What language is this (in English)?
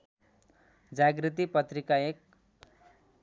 Nepali